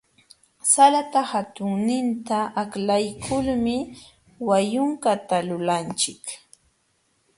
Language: Jauja Wanca Quechua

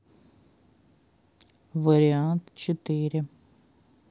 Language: Russian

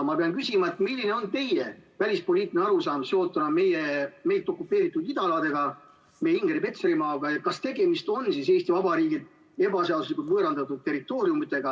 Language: Estonian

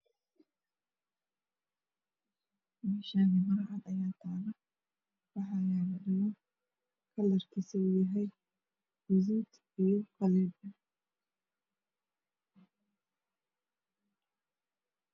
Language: Somali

